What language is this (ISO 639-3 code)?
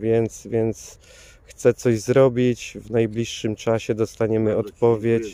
pol